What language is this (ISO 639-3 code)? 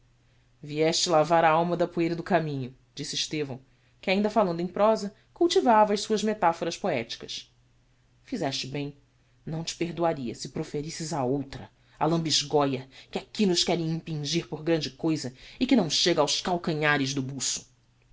por